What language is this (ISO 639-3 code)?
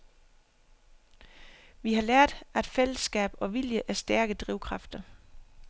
dan